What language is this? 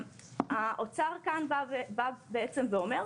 Hebrew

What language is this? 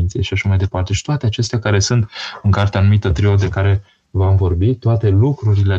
Romanian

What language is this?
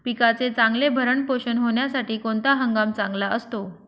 Marathi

